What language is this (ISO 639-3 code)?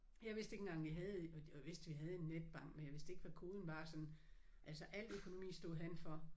dan